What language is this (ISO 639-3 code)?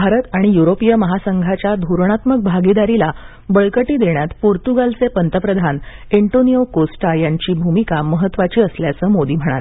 mar